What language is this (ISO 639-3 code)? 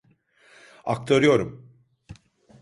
tur